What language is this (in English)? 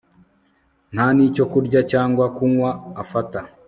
Kinyarwanda